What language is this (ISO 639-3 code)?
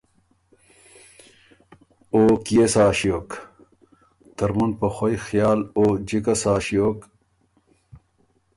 oru